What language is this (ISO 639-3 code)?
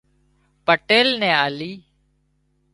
kxp